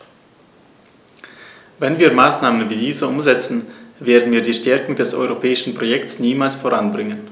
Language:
German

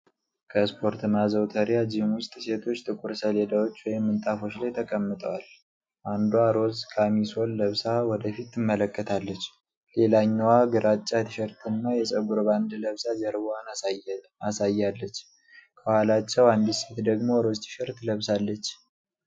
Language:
Amharic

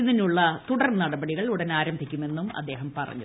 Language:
Malayalam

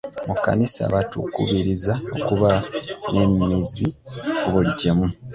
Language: Ganda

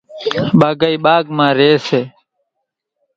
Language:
Kachi Koli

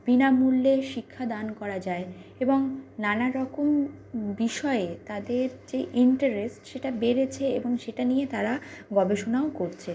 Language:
Bangla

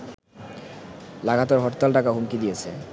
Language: Bangla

